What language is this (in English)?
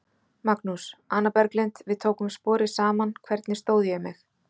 Icelandic